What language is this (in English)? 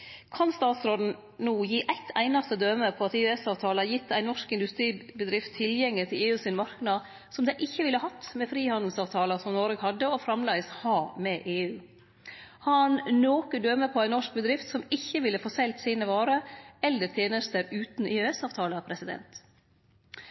Norwegian Nynorsk